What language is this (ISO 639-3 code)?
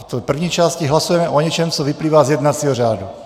ces